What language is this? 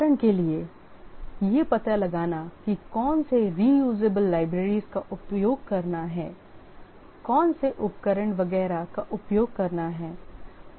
Hindi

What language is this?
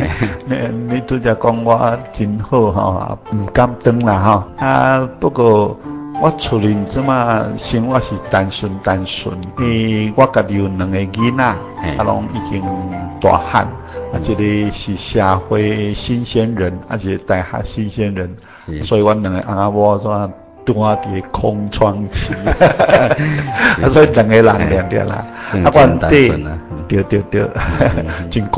Chinese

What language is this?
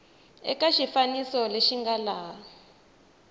Tsonga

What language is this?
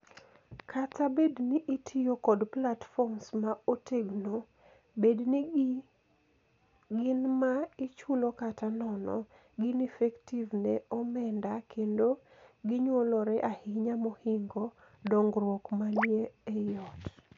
Luo (Kenya and Tanzania)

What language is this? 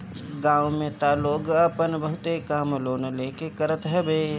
Bhojpuri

